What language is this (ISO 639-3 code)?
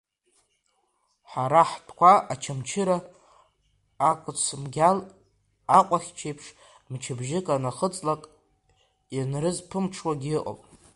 abk